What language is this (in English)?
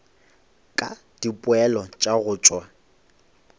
Northern Sotho